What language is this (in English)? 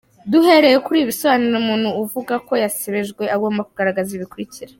Kinyarwanda